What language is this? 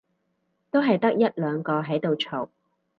Cantonese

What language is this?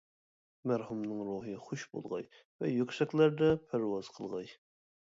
Uyghur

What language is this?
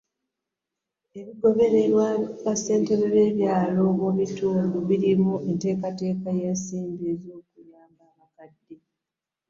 Ganda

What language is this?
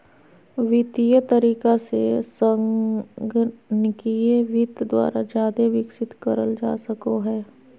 Magahi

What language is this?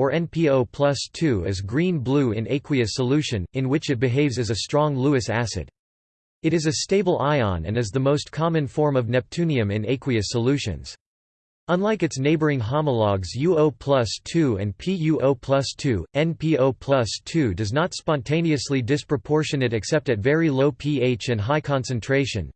English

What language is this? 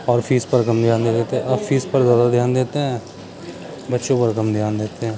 Urdu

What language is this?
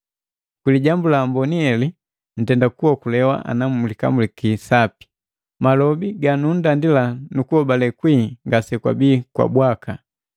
Matengo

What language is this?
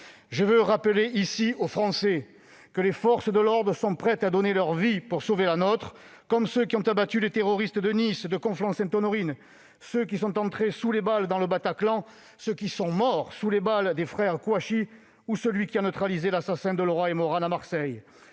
French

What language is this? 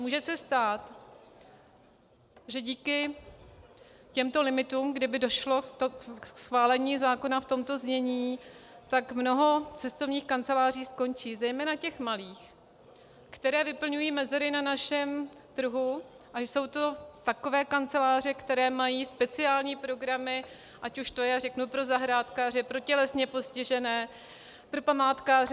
Czech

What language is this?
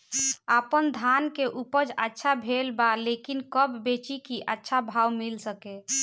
Bhojpuri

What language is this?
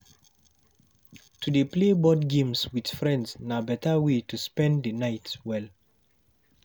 Nigerian Pidgin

